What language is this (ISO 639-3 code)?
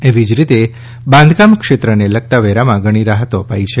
guj